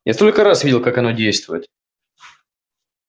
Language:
Russian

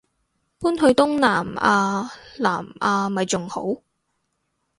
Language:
Cantonese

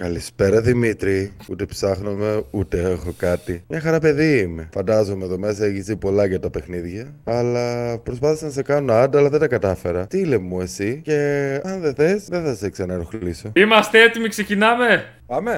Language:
Greek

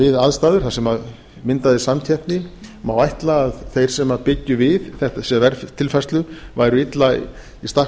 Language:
Icelandic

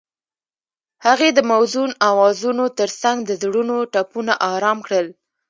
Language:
Pashto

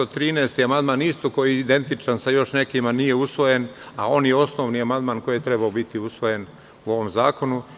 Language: Serbian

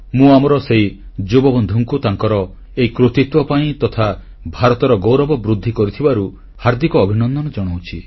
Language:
Odia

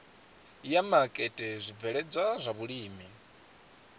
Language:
Venda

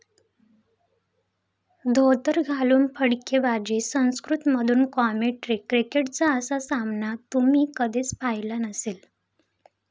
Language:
Marathi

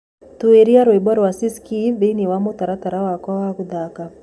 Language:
Kikuyu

